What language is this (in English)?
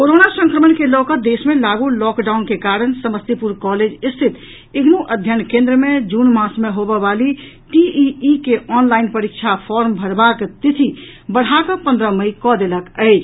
Maithili